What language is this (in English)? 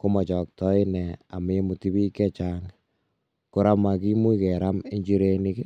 Kalenjin